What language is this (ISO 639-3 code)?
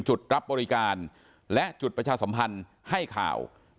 tha